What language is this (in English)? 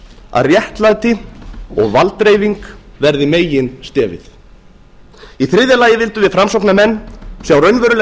Icelandic